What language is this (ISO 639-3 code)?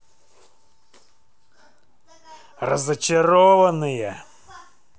rus